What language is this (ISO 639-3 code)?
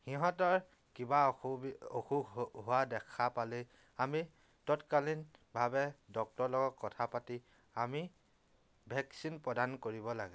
asm